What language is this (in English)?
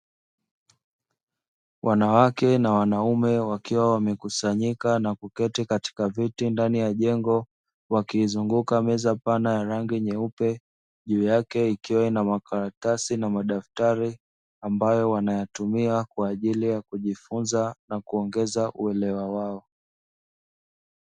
Swahili